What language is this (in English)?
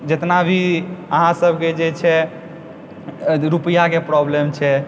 Maithili